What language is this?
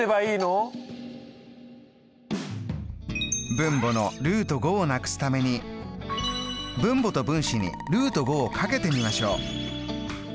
Japanese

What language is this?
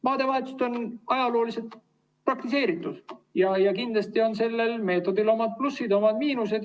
Estonian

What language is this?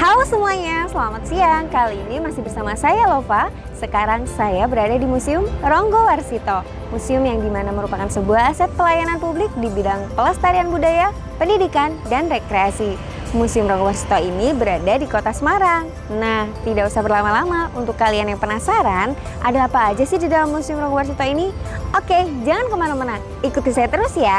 Indonesian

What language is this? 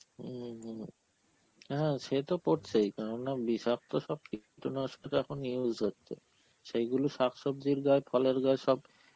Bangla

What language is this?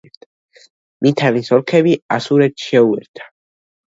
Georgian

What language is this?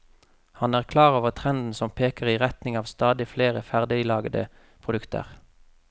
Norwegian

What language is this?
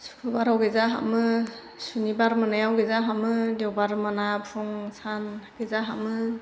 Bodo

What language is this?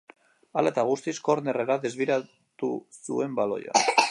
Basque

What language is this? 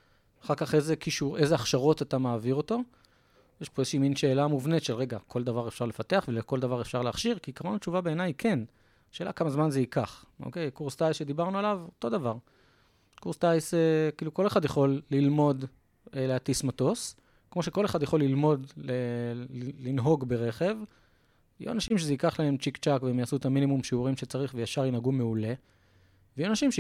Hebrew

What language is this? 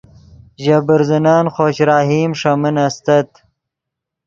Yidgha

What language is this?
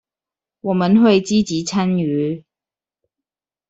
Chinese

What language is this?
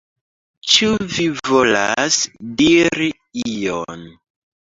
Esperanto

